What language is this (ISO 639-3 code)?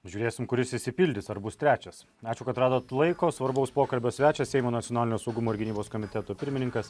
lit